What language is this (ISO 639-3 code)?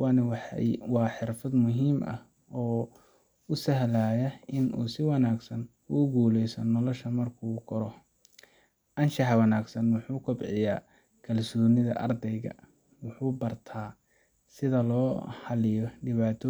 som